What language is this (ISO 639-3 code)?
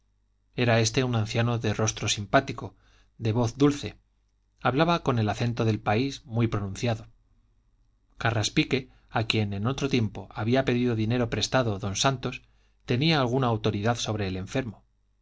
spa